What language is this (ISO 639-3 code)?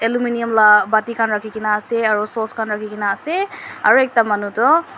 nag